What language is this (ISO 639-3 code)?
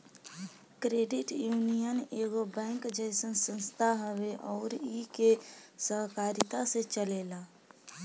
bho